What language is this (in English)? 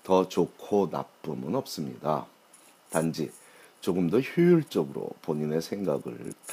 Korean